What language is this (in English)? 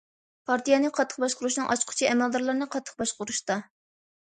Uyghur